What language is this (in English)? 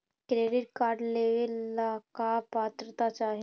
Magahi